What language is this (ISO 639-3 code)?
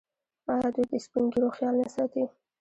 pus